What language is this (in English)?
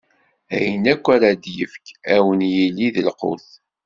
Kabyle